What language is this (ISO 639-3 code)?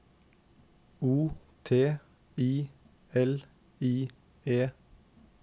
nor